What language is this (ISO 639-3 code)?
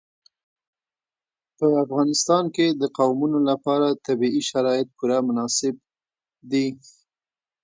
pus